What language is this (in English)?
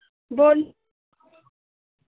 Dogri